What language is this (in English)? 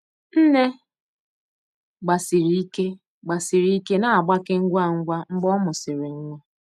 Igbo